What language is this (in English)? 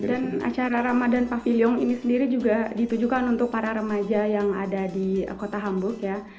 Indonesian